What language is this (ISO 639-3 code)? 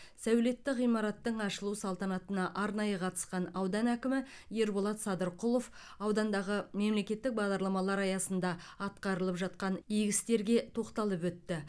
kaz